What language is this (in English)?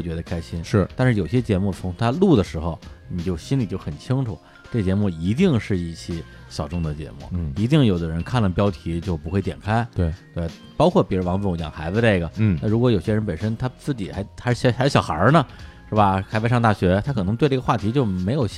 Chinese